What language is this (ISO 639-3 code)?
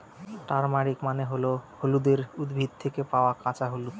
ben